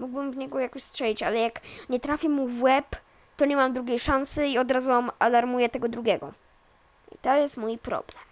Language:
Polish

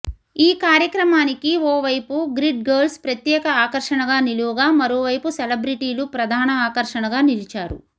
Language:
Telugu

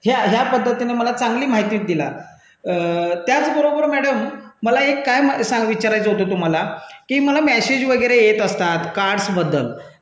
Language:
Marathi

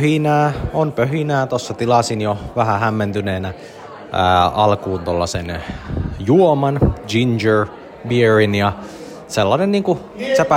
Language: Finnish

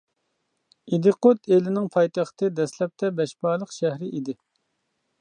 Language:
Uyghur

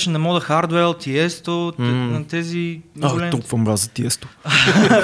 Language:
Bulgarian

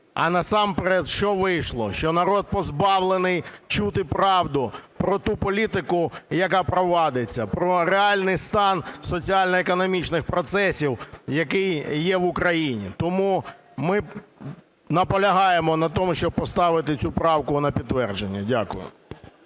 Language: Ukrainian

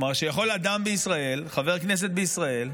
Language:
Hebrew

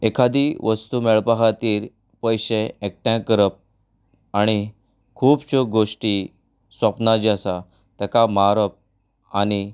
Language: Konkani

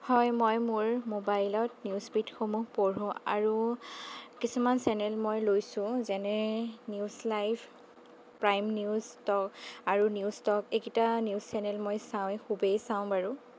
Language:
Assamese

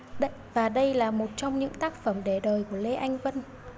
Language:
Vietnamese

